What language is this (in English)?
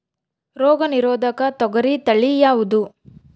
Kannada